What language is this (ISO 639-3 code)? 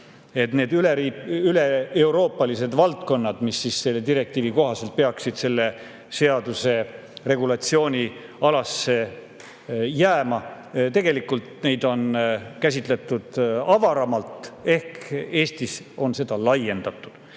est